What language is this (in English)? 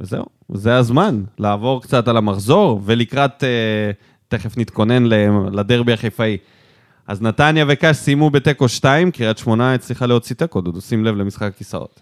Hebrew